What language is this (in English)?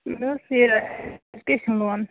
Kashmiri